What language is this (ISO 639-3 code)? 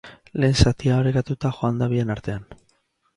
eus